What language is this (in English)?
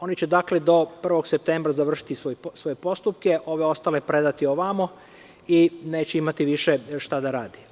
Serbian